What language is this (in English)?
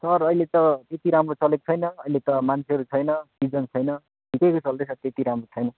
Nepali